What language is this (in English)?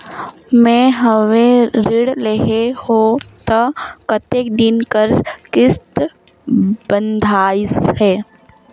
Chhattisgarhi